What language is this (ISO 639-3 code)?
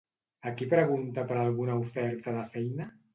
cat